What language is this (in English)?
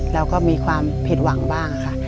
Thai